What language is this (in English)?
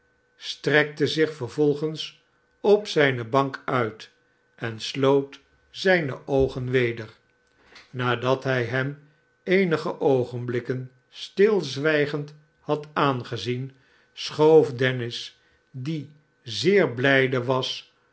Dutch